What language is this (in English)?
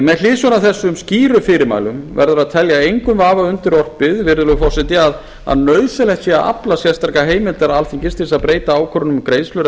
Icelandic